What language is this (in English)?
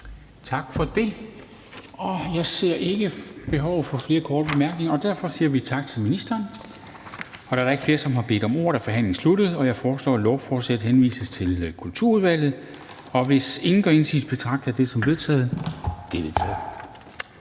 Danish